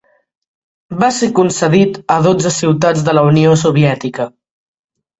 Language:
Catalan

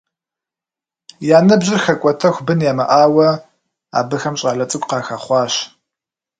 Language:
Kabardian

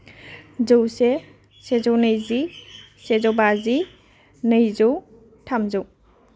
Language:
Bodo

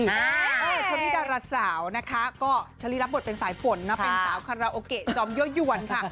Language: Thai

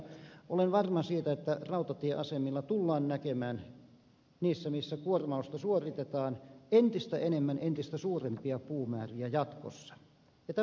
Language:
Finnish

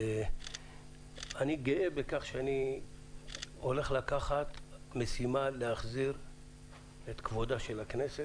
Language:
Hebrew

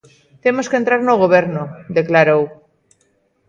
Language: Galician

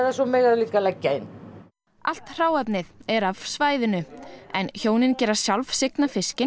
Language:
Icelandic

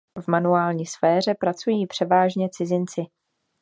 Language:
Czech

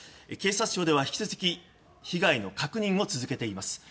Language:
Japanese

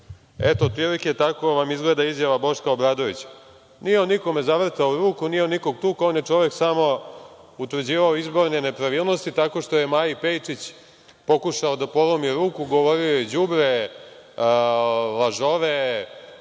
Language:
Serbian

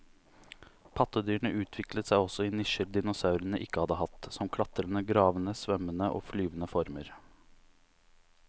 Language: Norwegian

